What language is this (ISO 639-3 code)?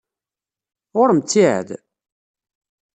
kab